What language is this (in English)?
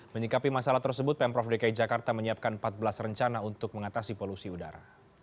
Indonesian